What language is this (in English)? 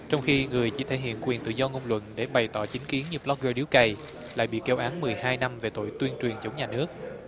Vietnamese